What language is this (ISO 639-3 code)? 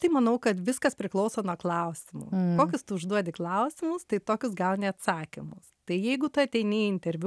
lit